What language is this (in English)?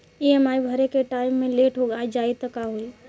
Bhojpuri